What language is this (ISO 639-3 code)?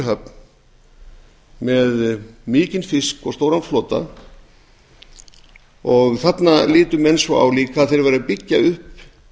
isl